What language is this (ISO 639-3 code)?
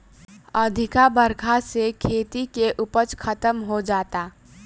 bho